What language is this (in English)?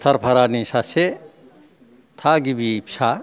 Bodo